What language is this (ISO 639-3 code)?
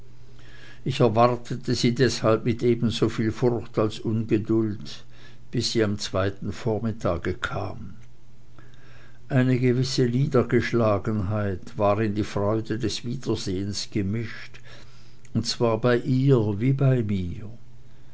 deu